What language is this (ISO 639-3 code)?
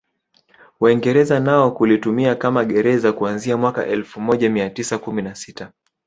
swa